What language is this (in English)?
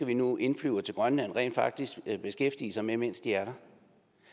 Danish